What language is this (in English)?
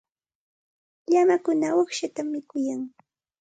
Santa Ana de Tusi Pasco Quechua